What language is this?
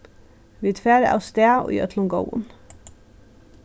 Faroese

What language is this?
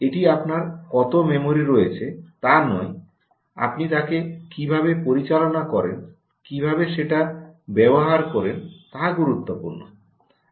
Bangla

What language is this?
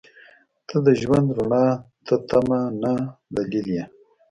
Pashto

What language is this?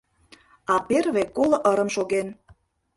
Mari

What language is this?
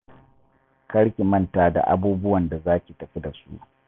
Hausa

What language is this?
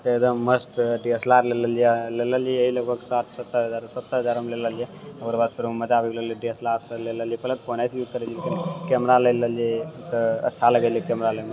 Maithili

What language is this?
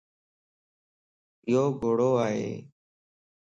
Lasi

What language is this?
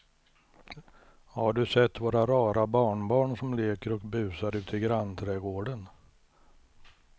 Swedish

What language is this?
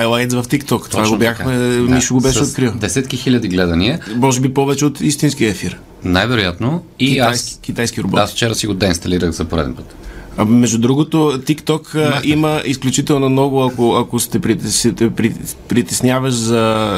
Bulgarian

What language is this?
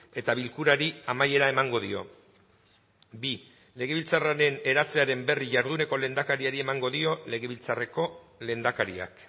Basque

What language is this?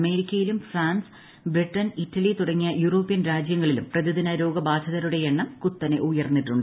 Malayalam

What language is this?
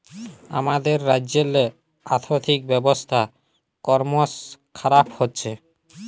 Bangla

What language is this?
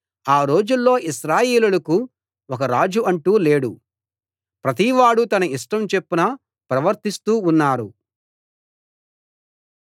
Telugu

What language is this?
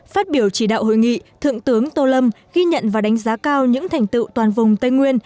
Vietnamese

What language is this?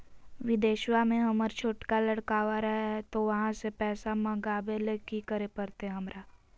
Magahi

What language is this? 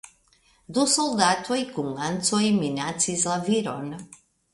Esperanto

